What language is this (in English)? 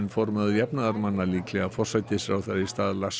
Icelandic